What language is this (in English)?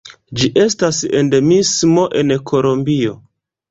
Esperanto